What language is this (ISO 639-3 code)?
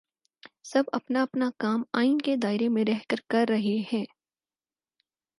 urd